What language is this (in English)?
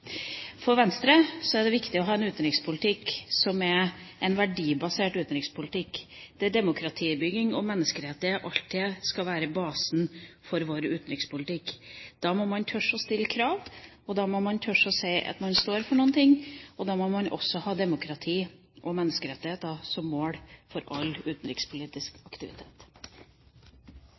Norwegian Bokmål